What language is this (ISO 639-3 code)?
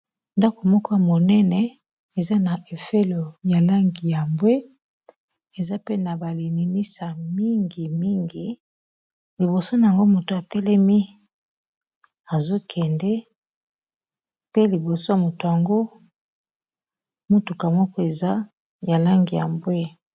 lin